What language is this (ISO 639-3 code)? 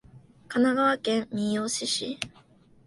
jpn